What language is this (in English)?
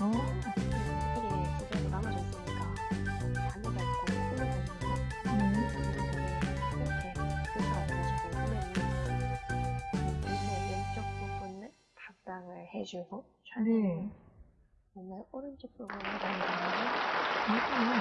Korean